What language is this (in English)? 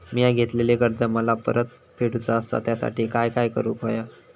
Marathi